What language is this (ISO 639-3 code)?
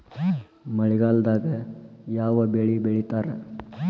kan